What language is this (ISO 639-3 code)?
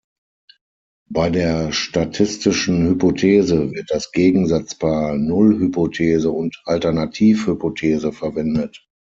deu